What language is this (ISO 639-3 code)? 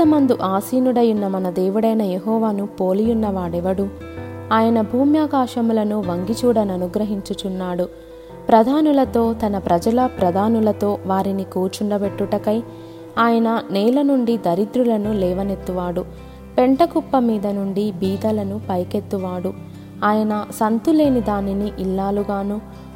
tel